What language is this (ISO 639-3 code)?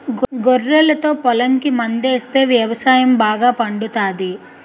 tel